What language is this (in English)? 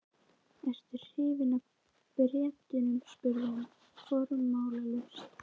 Icelandic